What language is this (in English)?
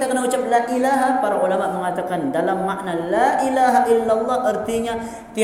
Malay